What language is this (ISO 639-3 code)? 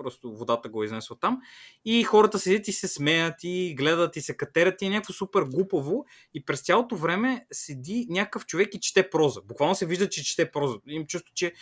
bul